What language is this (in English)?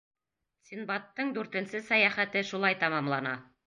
Bashkir